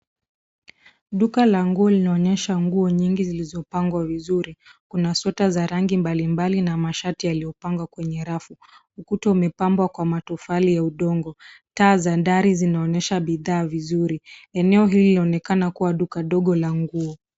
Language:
Swahili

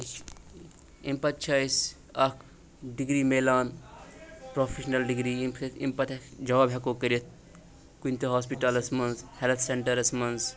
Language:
Kashmiri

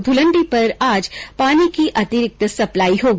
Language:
Hindi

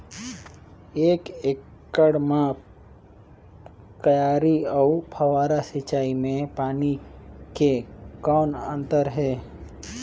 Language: Chhattisgarhi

